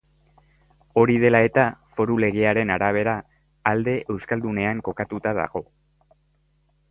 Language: Basque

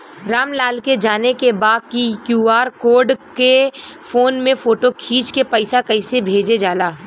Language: Bhojpuri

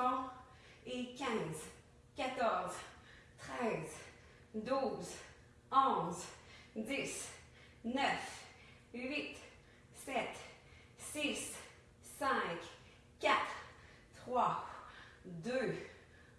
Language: French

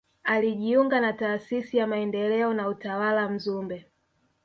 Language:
Swahili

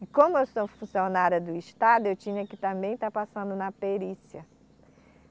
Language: Portuguese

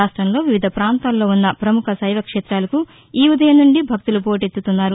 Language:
Telugu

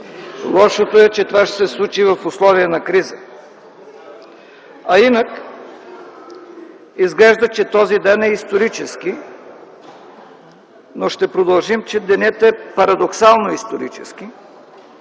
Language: Bulgarian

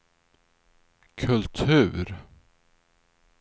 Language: Swedish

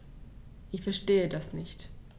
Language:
German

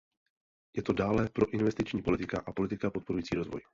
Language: Czech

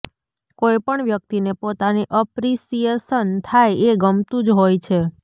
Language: Gujarati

